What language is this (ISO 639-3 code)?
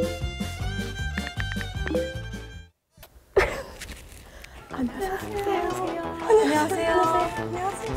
kor